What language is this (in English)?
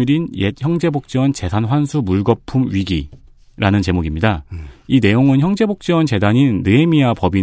Korean